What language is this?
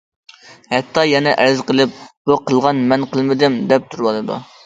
Uyghur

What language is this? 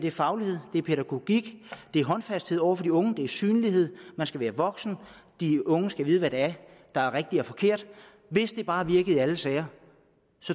Danish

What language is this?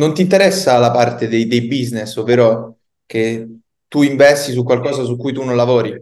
Italian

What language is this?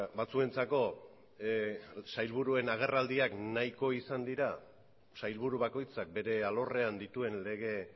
Basque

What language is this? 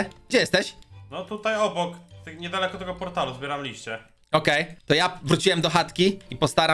Polish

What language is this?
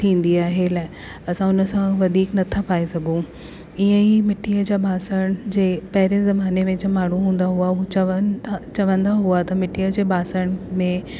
Sindhi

